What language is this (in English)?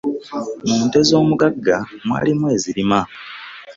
Ganda